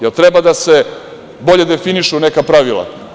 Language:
Serbian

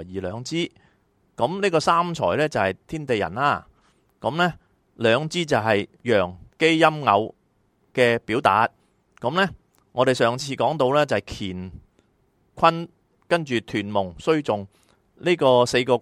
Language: Chinese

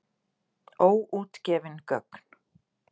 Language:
Icelandic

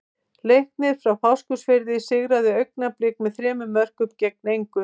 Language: Icelandic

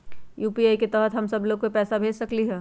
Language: Magahi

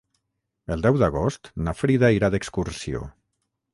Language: Catalan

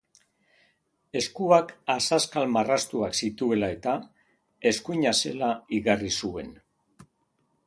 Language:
Basque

